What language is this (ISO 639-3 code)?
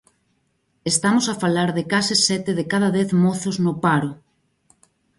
glg